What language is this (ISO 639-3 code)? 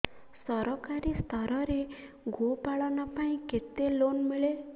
ori